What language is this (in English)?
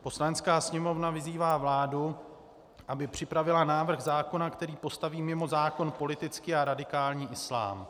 Czech